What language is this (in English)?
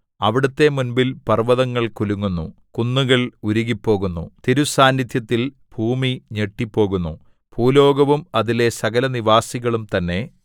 Malayalam